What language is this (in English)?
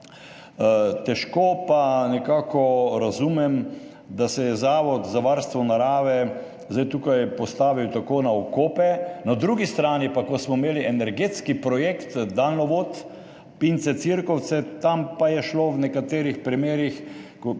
Slovenian